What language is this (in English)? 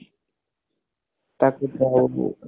Odia